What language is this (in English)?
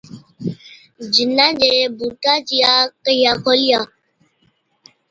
Od